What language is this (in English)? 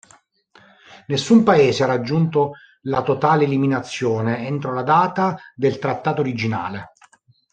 Italian